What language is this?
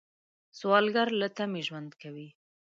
Pashto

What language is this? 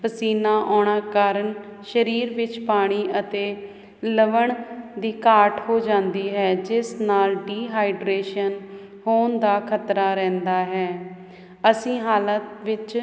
Punjabi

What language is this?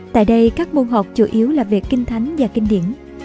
Vietnamese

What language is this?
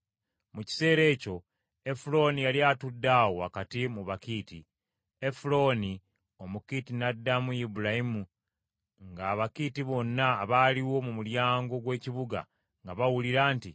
Ganda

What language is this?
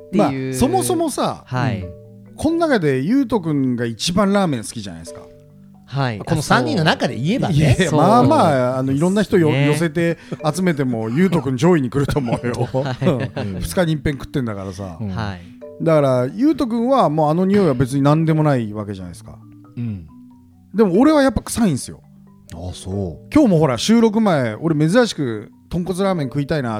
Japanese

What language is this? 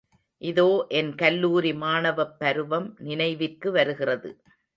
Tamil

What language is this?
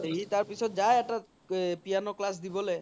Assamese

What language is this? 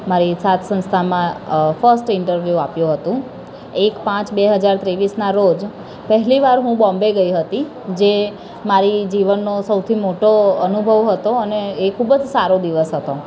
Gujarati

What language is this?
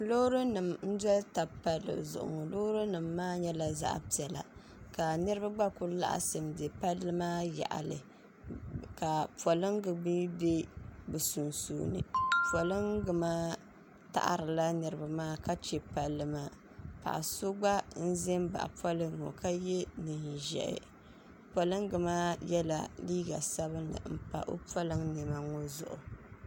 Dagbani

